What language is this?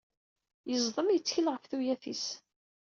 Kabyle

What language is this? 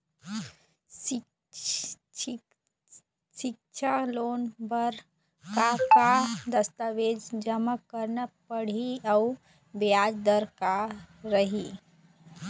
Chhattisgarhi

